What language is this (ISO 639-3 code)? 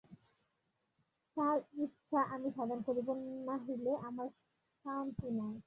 ben